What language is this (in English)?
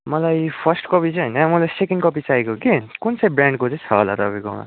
Nepali